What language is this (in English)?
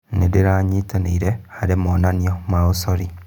Kikuyu